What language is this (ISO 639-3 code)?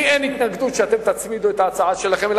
heb